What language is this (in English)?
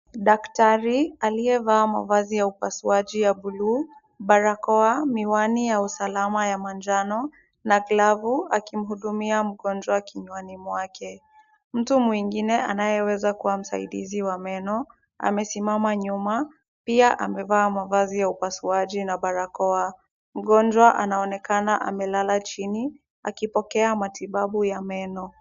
Swahili